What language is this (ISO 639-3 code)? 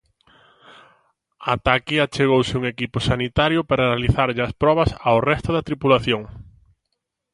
glg